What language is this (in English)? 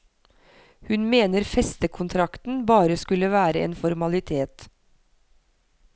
Norwegian